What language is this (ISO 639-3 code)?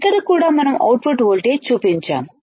tel